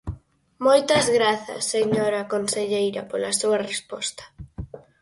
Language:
Galician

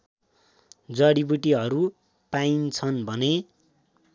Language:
Nepali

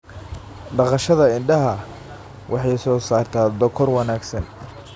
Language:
Somali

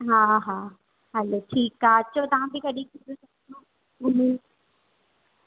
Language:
Sindhi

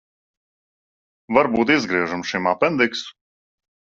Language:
Latvian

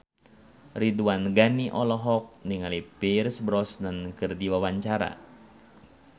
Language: Sundanese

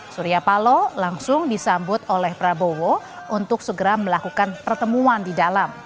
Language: Indonesian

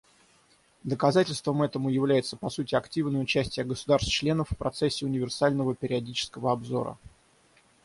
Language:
Russian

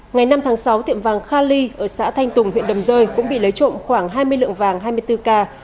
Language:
Vietnamese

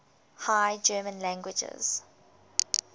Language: English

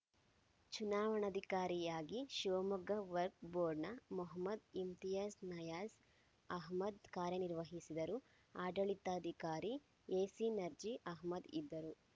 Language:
Kannada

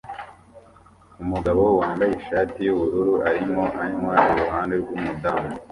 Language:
Kinyarwanda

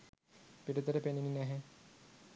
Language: Sinhala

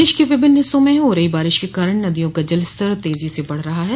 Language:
Hindi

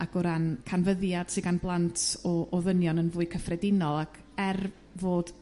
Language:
Welsh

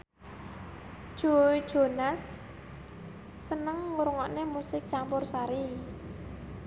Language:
Javanese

